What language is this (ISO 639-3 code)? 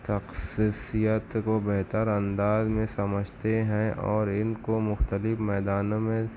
urd